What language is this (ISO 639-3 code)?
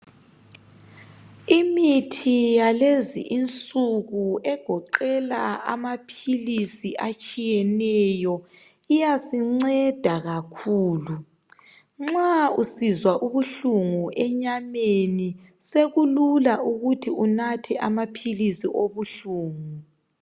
nde